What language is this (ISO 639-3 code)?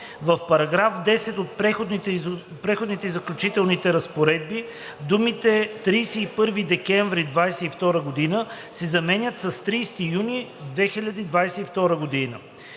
bul